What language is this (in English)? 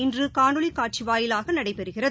Tamil